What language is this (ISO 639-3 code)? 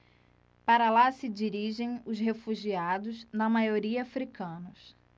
por